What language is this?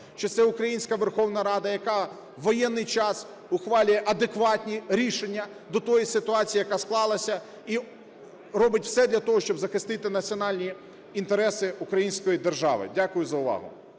Ukrainian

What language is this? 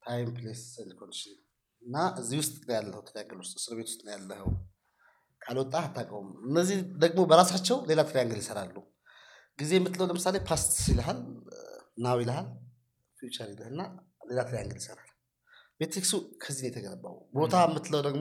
Amharic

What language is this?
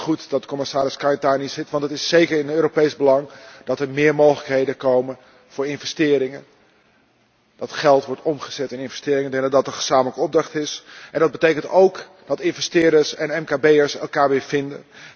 Dutch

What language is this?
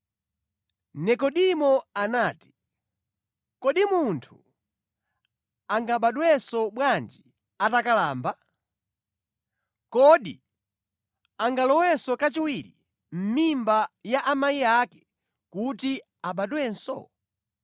Nyanja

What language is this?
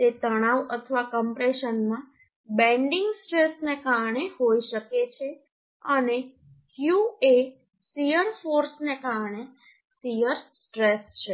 Gujarati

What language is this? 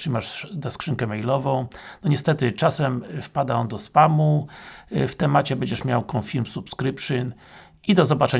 Polish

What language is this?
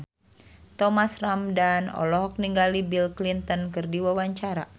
Sundanese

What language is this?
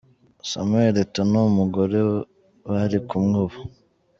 Kinyarwanda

